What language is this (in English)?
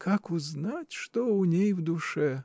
Russian